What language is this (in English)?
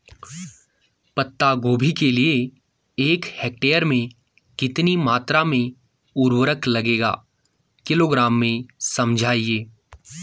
Hindi